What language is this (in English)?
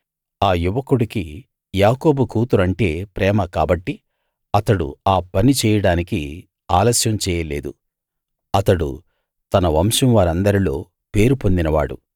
Telugu